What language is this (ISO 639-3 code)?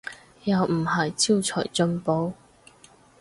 yue